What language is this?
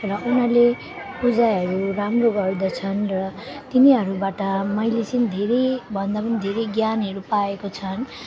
Nepali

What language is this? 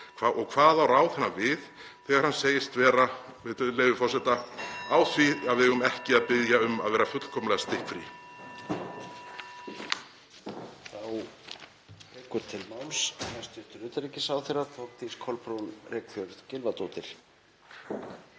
Icelandic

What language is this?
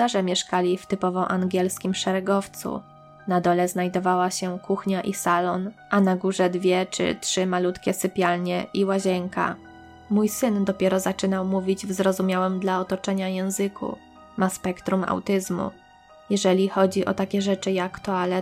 Polish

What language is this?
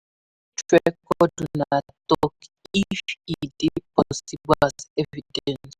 Nigerian Pidgin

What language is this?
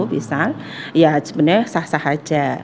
Indonesian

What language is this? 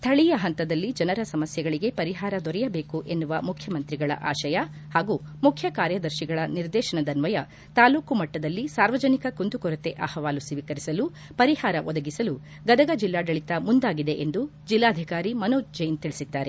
Kannada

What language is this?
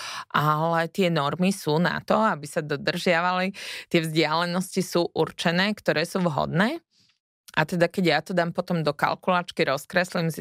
Slovak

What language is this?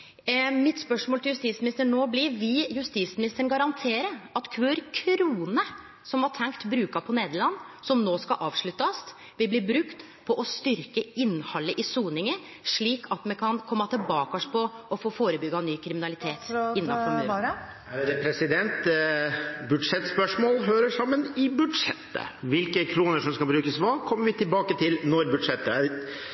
Norwegian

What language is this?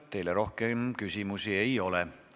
Estonian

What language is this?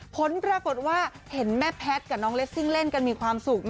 Thai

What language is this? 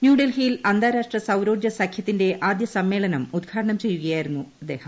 Malayalam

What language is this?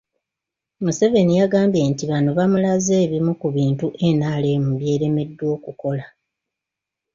Ganda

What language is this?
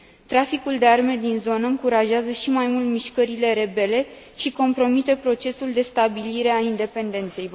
Romanian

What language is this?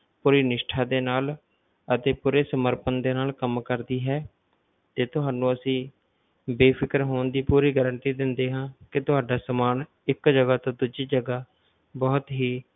Punjabi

